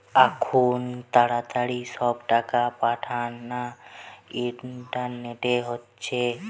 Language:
Bangla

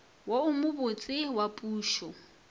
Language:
Northern Sotho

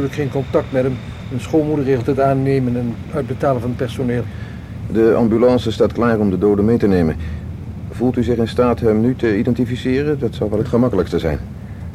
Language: Dutch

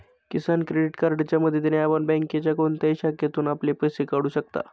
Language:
Marathi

